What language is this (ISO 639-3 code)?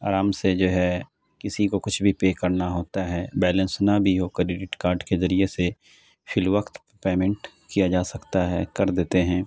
urd